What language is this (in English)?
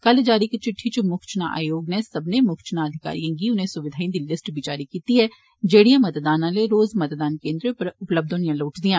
Dogri